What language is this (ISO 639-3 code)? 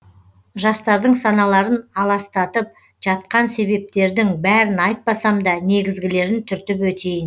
kaz